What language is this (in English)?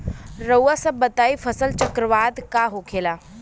Bhojpuri